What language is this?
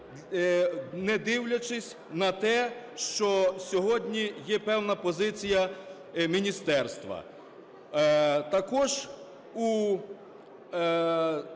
Ukrainian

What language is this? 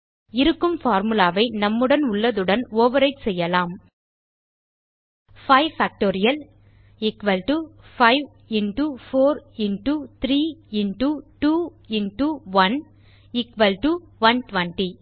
Tamil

